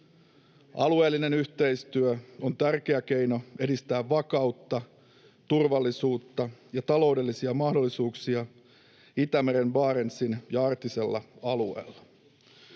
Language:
Finnish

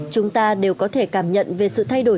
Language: Vietnamese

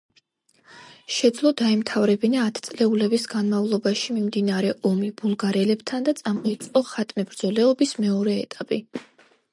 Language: Georgian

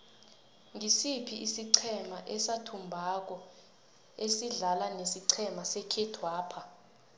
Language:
South Ndebele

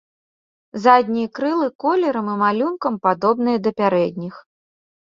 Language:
Belarusian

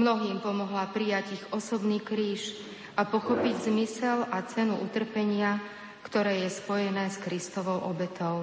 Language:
Slovak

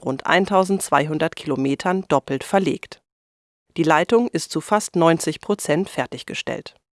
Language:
German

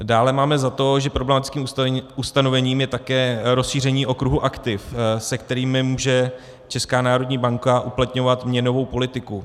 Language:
Czech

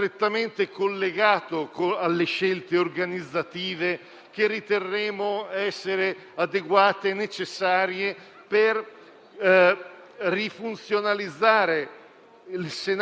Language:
Italian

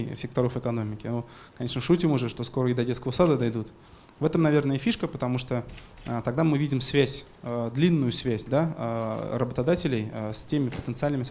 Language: Russian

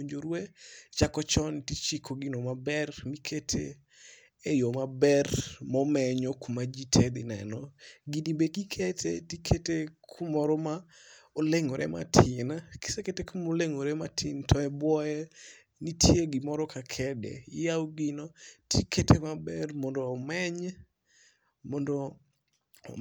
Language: Luo (Kenya and Tanzania)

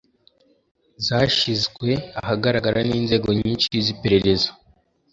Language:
Kinyarwanda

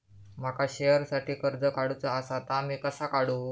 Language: Marathi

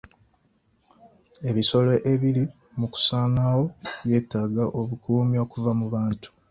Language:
Ganda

